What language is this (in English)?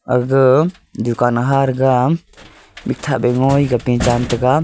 Wancho Naga